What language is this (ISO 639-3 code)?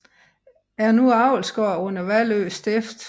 dan